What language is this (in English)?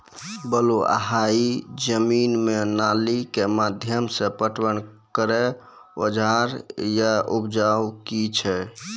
Maithili